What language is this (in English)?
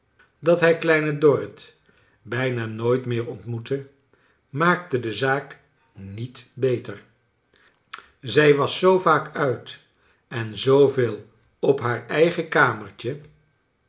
Dutch